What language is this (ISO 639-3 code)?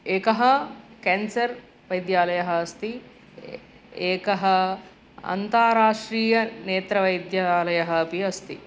san